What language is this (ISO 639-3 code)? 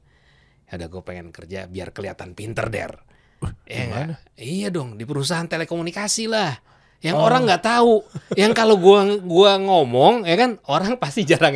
ind